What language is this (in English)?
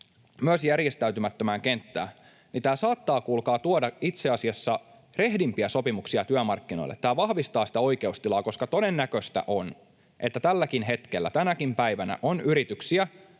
Finnish